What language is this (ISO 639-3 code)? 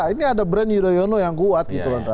ind